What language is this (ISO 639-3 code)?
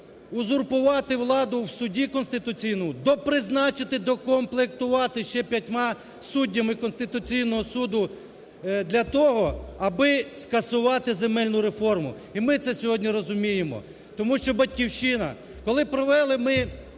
ukr